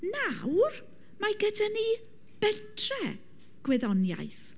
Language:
Welsh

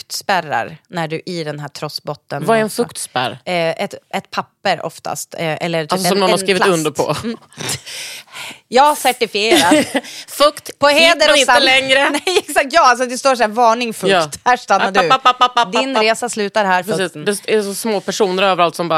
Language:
Swedish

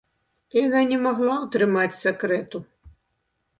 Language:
Belarusian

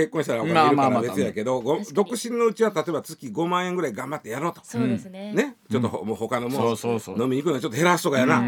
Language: Japanese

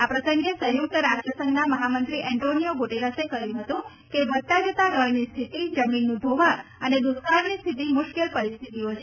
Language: Gujarati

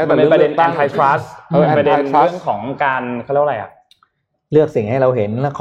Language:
Thai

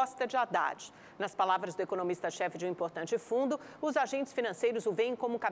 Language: Portuguese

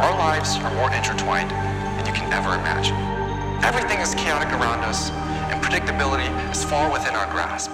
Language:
English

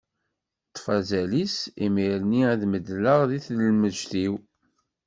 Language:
Kabyle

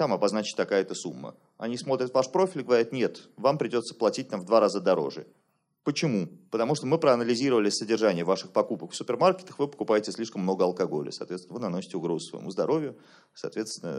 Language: Russian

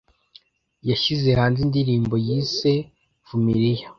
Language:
Kinyarwanda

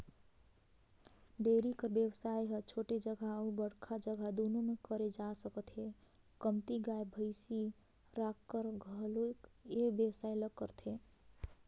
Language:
Chhattisgarhi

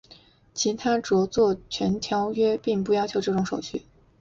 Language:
Chinese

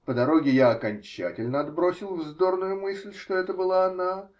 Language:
Russian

